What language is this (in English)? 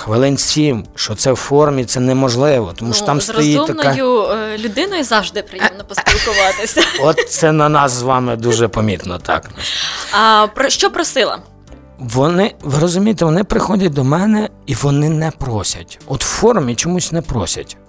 Ukrainian